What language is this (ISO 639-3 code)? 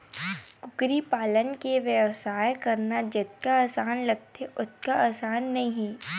hne